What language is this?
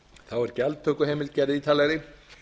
Icelandic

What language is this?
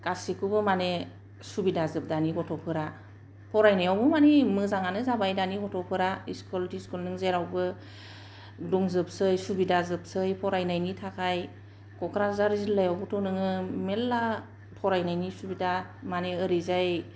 Bodo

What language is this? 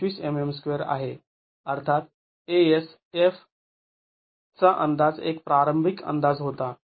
Marathi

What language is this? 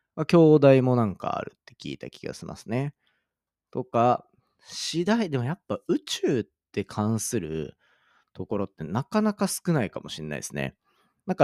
Japanese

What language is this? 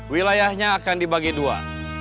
Indonesian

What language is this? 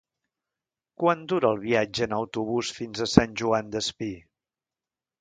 Catalan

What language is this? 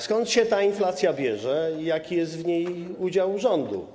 Polish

